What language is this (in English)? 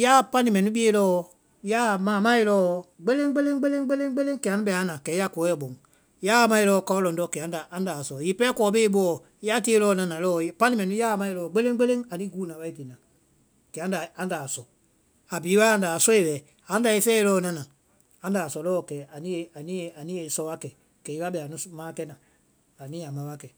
Vai